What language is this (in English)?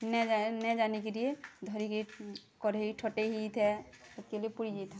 Odia